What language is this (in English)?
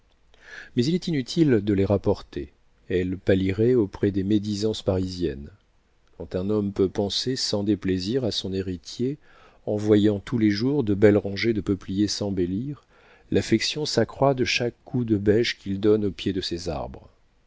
French